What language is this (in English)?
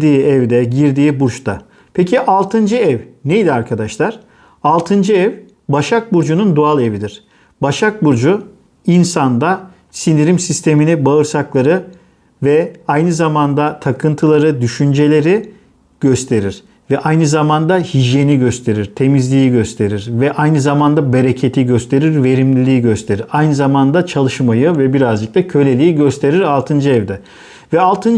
Turkish